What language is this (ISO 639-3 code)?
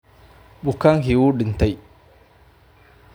som